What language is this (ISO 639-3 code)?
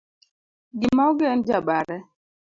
luo